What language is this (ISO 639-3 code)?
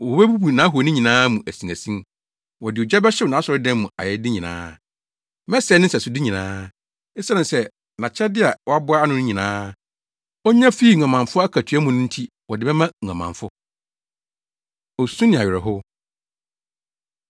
aka